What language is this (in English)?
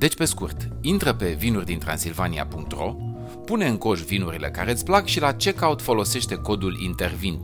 Romanian